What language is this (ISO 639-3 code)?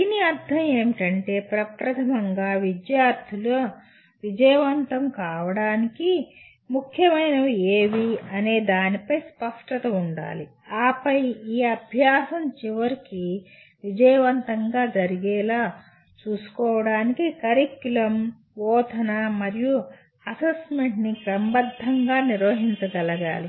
tel